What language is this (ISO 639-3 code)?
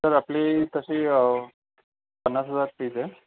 mar